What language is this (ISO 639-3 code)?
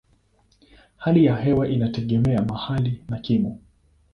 swa